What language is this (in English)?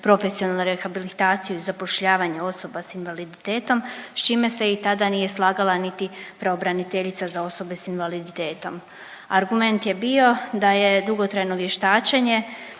Croatian